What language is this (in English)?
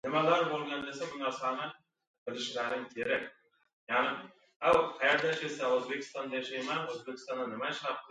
Uzbek